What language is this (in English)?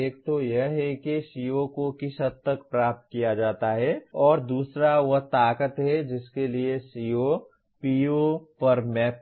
Hindi